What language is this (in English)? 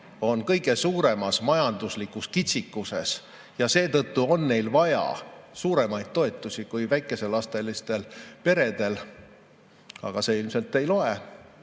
Estonian